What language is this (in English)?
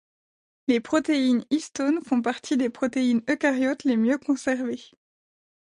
French